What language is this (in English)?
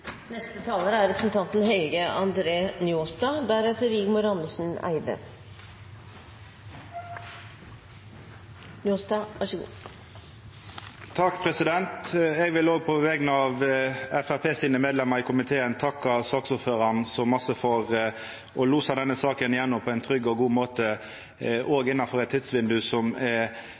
Norwegian Nynorsk